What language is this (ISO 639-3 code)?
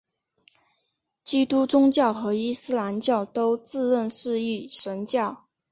zho